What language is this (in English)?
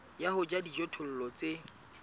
Southern Sotho